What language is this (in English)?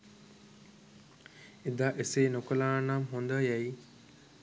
Sinhala